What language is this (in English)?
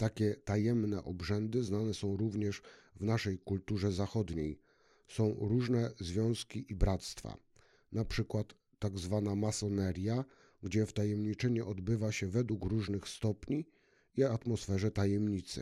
Polish